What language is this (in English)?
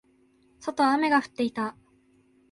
Japanese